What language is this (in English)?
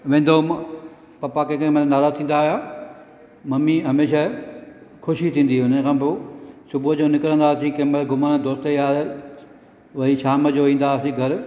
Sindhi